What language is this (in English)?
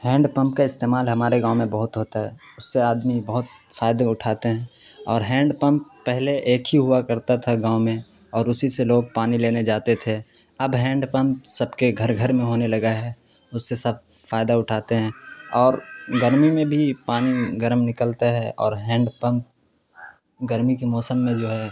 Urdu